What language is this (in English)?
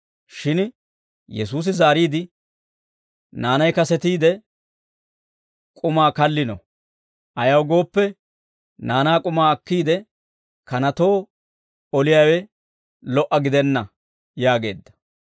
Dawro